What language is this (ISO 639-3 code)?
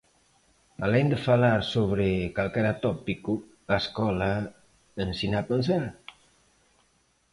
glg